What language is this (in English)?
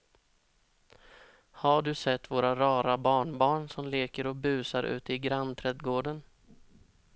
Swedish